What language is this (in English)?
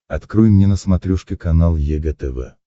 Russian